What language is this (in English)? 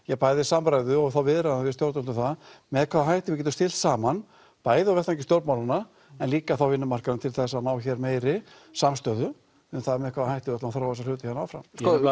Icelandic